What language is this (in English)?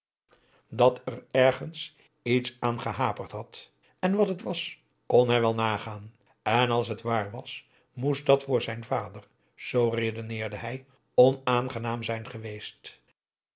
Dutch